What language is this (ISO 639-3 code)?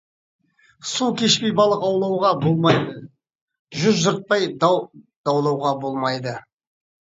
kaz